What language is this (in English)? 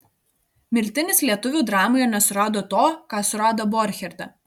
Lithuanian